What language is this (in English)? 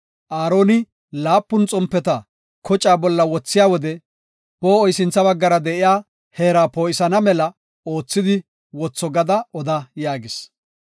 Gofa